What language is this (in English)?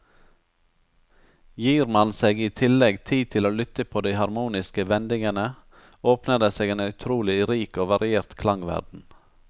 Norwegian